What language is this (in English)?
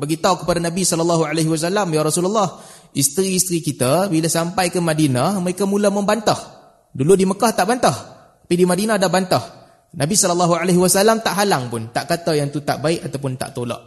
Malay